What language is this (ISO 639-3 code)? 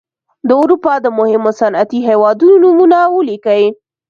pus